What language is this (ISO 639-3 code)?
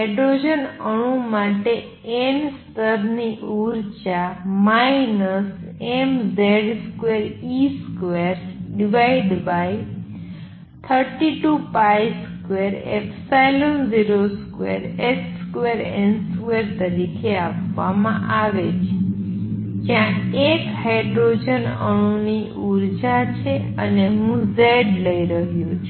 guj